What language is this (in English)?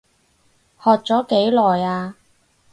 Cantonese